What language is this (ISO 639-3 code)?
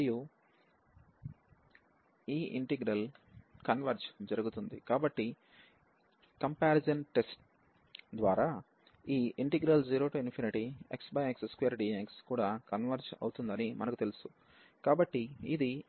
tel